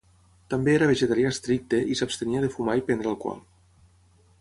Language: Catalan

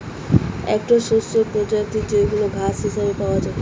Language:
Bangla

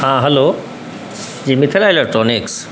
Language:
Maithili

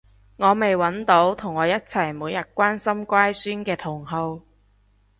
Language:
Cantonese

